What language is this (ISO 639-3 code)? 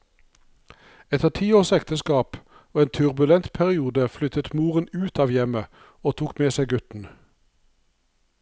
nor